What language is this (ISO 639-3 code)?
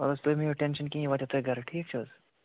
kas